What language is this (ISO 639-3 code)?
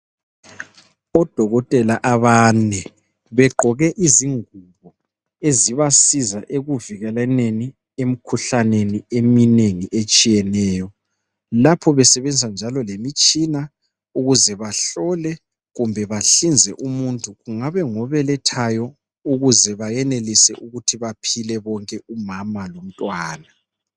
nde